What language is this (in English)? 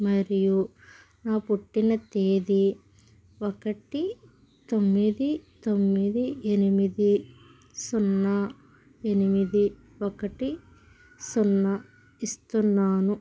Telugu